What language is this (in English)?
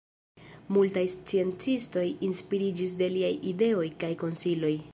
Esperanto